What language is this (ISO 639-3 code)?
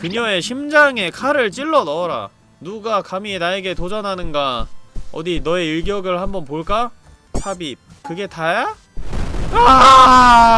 kor